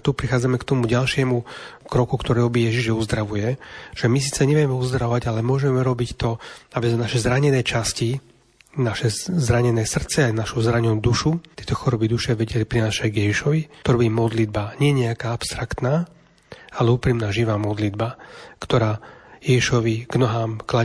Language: Slovak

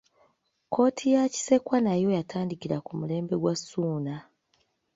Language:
Ganda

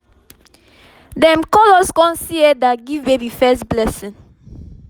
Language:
Nigerian Pidgin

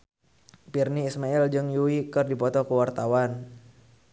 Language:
Sundanese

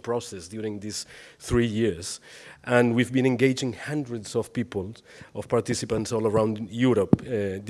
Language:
English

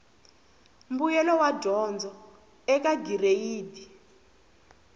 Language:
Tsonga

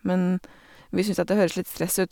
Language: Norwegian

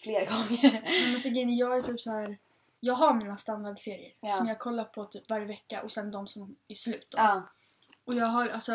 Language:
Swedish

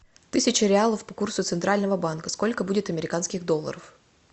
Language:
Russian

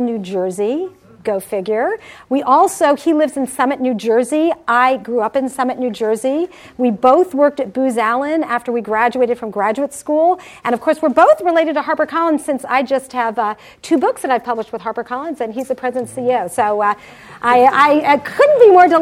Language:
English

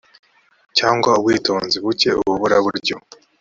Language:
Kinyarwanda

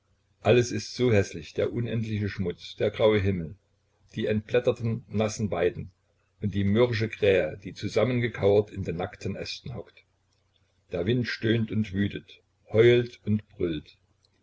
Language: German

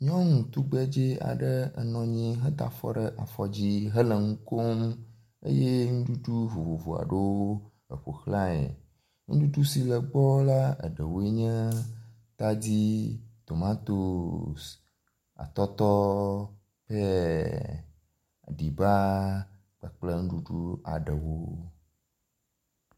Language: Ewe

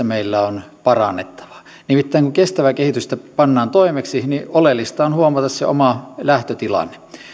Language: Finnish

